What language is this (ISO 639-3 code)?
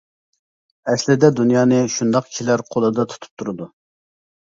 uig